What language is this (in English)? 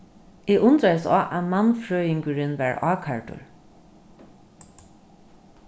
Faroese